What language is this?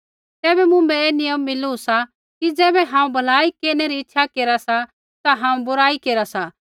Kullu Pahari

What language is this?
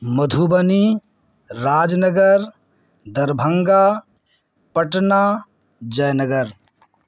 Urdu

